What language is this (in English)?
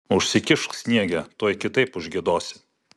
Lithuanian